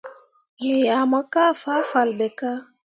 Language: Mundang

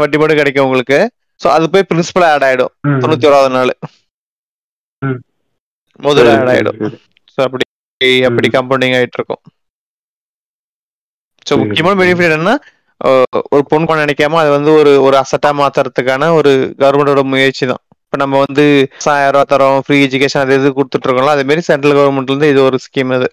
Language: Tamil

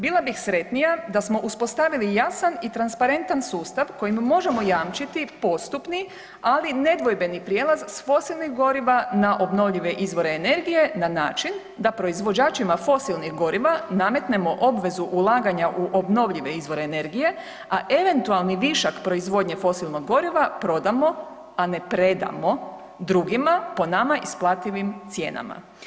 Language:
Croatian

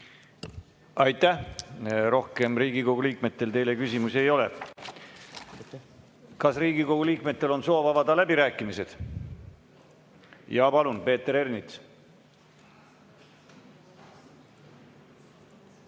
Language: Estonian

